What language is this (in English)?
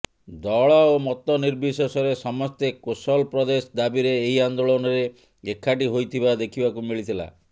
Odia